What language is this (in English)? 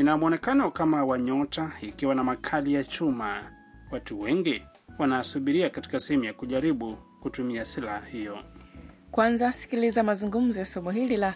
Swahili